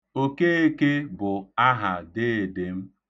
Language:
Igbo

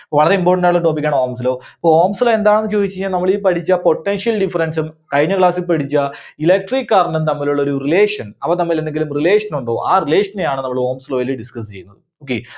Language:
Malayalam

